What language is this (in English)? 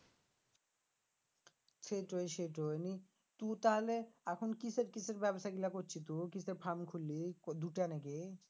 Bangla